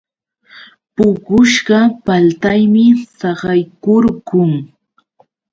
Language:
Yauyos Quechua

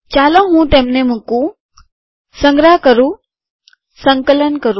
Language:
Gujarati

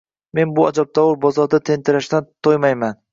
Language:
Uzbek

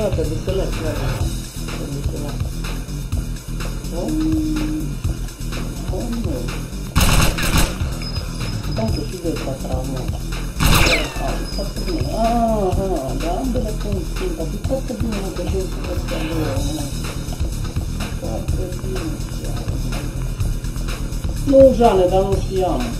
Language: Romanian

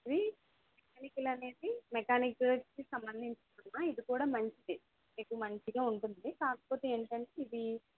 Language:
Telugu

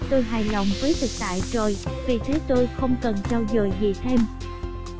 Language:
Vietnamese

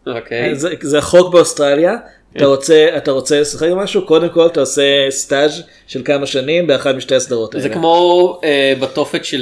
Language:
Hebrew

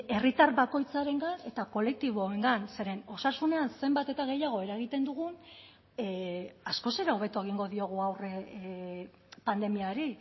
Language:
Basque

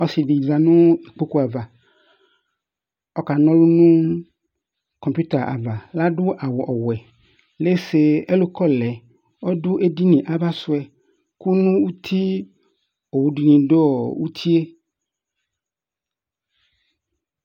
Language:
Ikposo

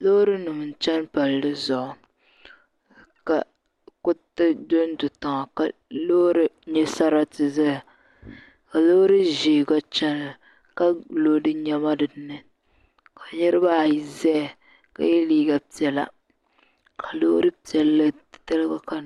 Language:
Dagbani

